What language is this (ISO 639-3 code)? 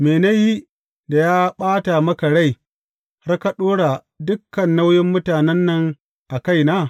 hau